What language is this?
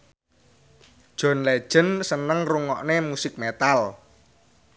Javanese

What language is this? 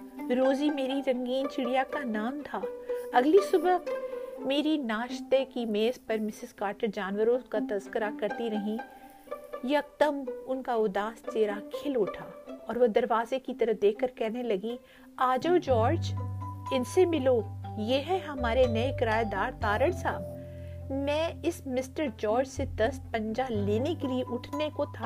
Urdu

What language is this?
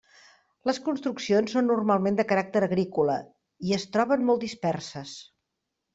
Catalan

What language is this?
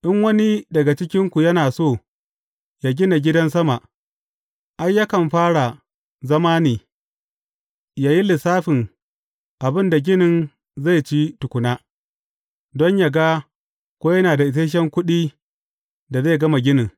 Hausa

